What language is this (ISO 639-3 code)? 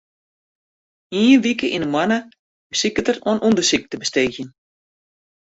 fry